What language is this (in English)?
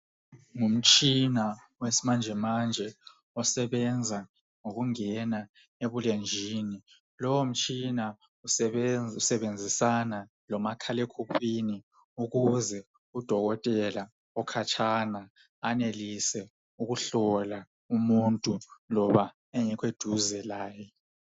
North Ndebele